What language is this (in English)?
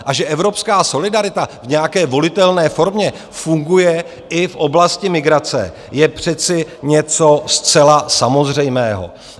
Czech